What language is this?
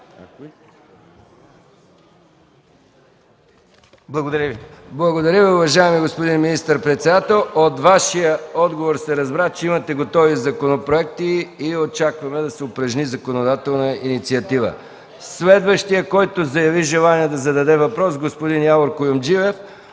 Bulgarian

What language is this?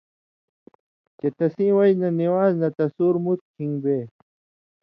Indus Kohistani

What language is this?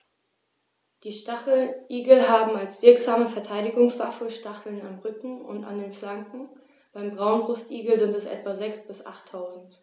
German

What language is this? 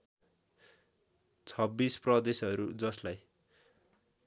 Nepali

